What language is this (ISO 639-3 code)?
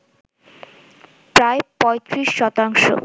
ben